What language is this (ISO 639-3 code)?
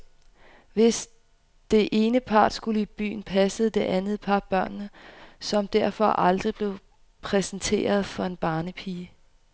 dan